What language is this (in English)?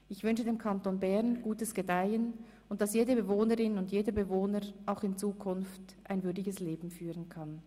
Swiss German